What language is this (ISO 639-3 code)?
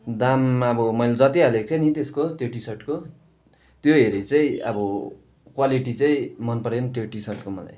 nep